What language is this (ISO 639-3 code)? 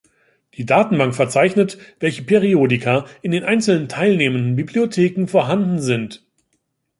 deu